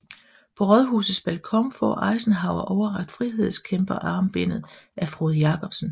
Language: Danish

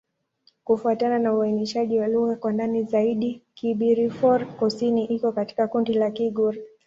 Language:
Swahili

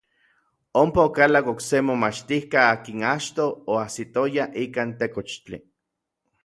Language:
Orizaba Nahuatl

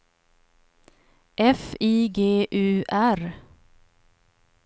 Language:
Swedish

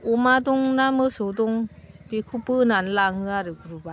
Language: Bodo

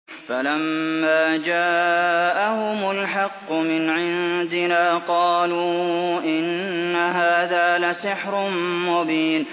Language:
Arabic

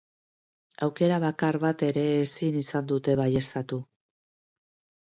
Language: Basque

